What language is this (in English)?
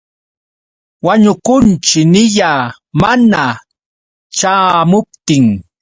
Yauyos Quechua